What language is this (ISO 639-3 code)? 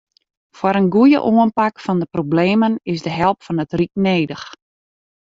fry